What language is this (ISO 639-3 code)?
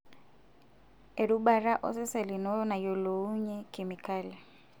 mas